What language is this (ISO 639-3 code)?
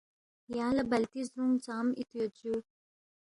bft